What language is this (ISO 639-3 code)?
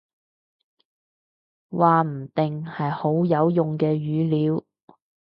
yue